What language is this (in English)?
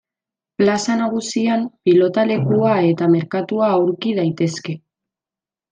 Basque